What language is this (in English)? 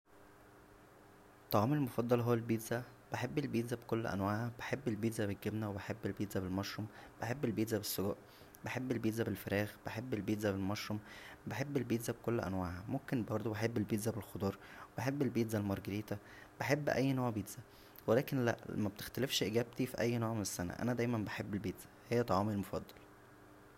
Egyptian Arabic